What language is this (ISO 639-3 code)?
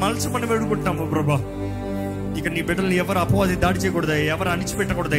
tel